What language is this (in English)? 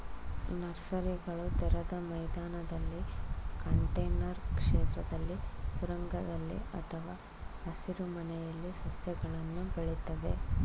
Kannada